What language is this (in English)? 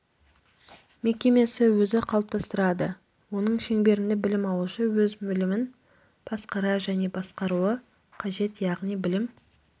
Kazakh